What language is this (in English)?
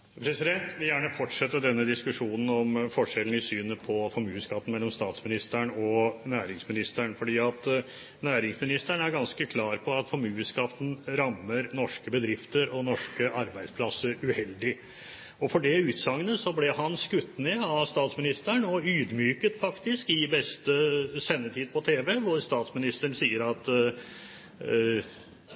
Norwegian